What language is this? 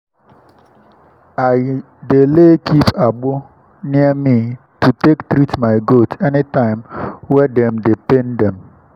Nigerian Pidgin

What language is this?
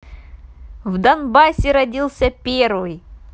Russian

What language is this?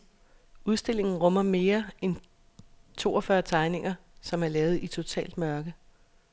Danish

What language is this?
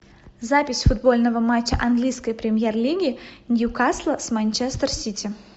Russian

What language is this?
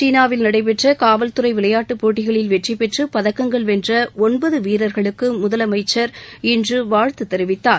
Tamil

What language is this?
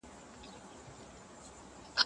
Pashto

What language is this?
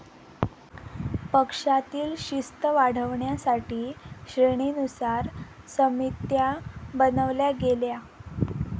Marathi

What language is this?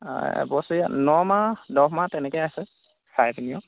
Assamese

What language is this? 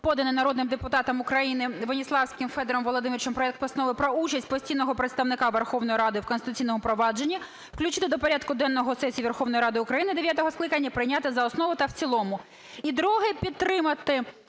Ukrainian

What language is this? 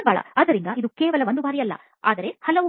Kannada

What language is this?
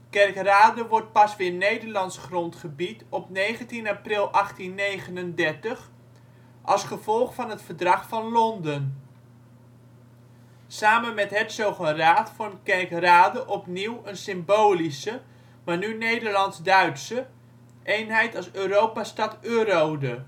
Dutch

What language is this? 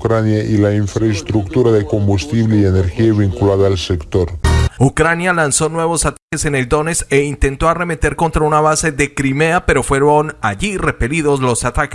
Spanish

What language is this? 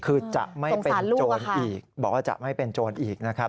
Thai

